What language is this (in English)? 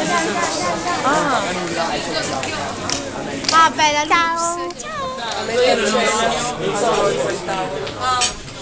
Italian